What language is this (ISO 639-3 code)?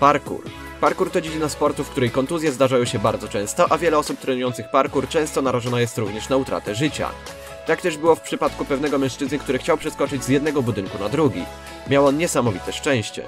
pol